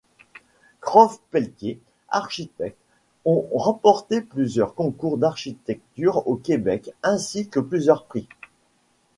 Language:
French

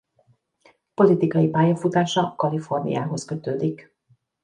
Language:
Hungarian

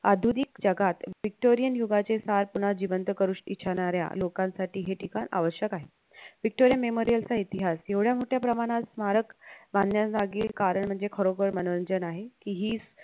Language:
Marathi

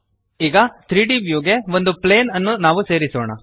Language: Kannada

